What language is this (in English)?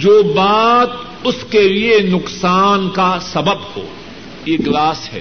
Urdu